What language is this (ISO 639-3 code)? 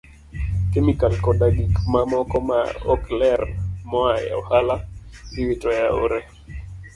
luo